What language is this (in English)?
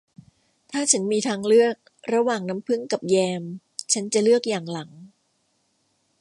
Thai